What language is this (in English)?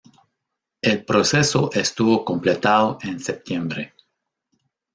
Spanish